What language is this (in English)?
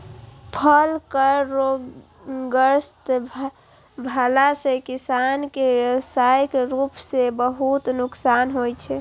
Maithili